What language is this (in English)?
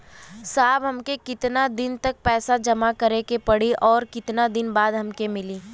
Bhojpuri